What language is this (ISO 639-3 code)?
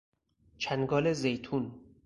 fas